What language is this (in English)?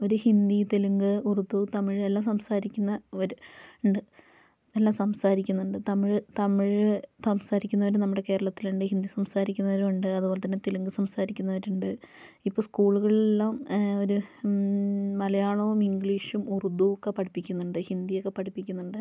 Malayalam